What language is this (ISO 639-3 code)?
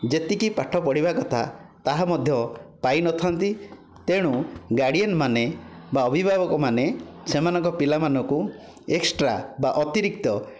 ori